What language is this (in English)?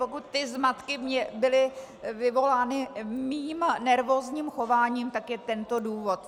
Czech